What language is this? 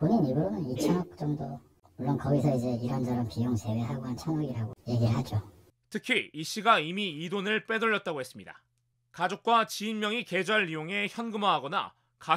Korean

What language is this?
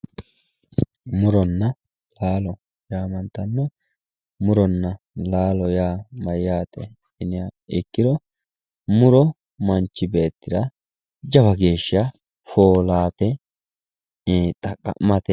Sidamo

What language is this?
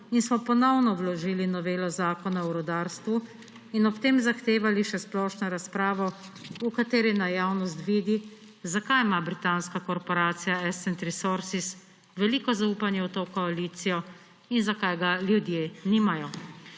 Slovenian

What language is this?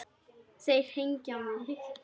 Icelandic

